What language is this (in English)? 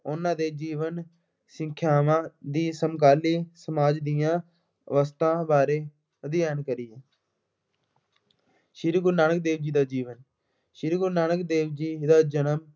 Punjabi